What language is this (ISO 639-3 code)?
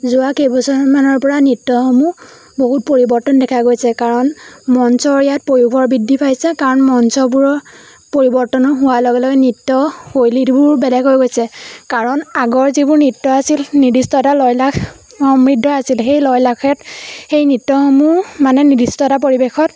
asm